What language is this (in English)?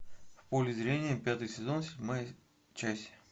Russian